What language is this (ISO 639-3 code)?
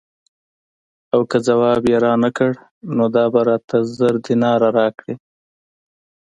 pus